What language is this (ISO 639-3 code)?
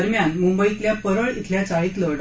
mar